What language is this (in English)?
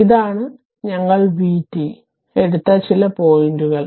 Malayalam